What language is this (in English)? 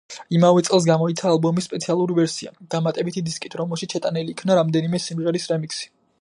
Georgian